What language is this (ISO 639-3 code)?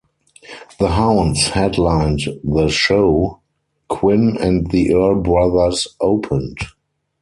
eng